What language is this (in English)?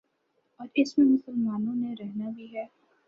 Urdu